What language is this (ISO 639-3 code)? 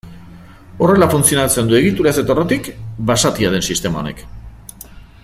eus